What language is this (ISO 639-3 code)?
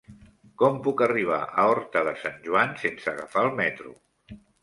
cat